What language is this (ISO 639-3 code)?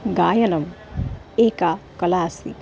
san